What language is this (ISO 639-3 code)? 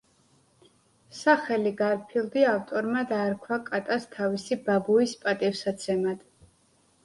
kat